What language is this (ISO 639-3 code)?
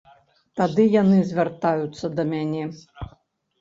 bel